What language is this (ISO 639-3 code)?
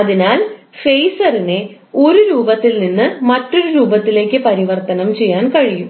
mal